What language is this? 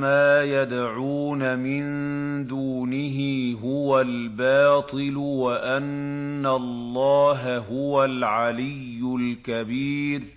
Arabic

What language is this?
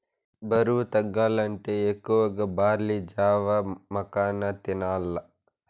Telugu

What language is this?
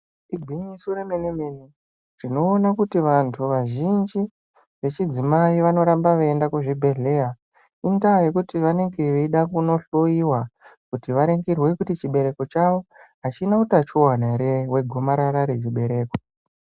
Ndau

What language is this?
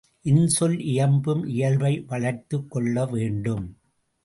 Tamil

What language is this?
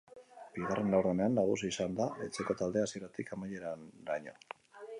Basque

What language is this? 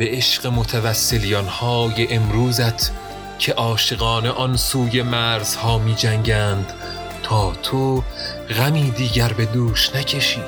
Persian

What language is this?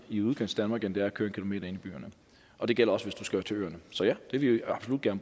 Danish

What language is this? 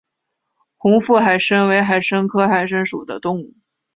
Chinese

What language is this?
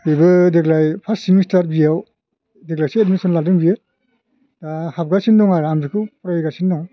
Bodo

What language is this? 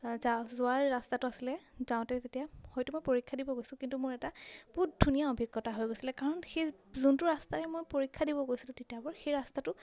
Assamese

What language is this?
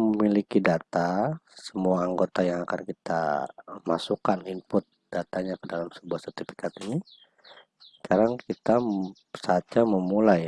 Indonesian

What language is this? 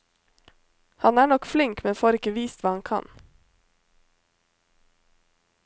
Norwegian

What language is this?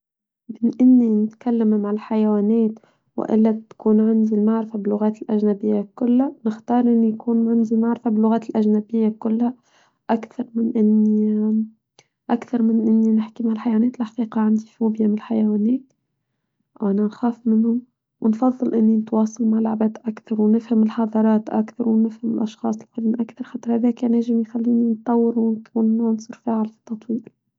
Tunisian Arabic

